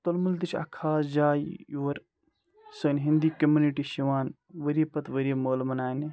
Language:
Kashmiri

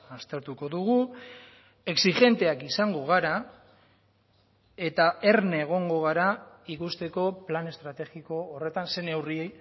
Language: Basque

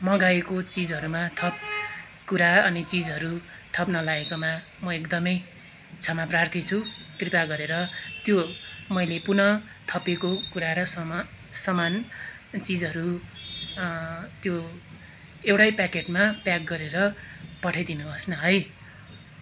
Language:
Nepali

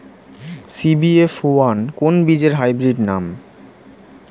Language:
Bangla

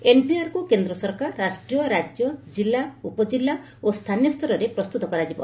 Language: Odia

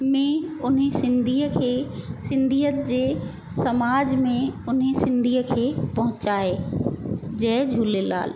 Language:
Sindhi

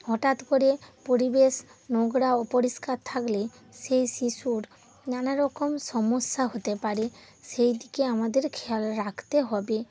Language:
Bangla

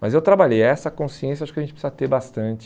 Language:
Portuguese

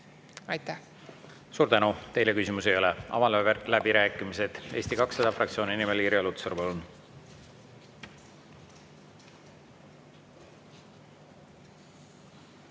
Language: Estonian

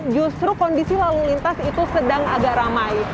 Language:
Indonesian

